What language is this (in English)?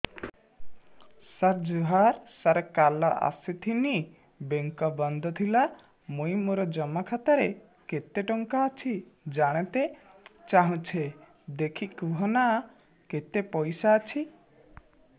Odia